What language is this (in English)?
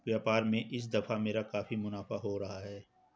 Hindi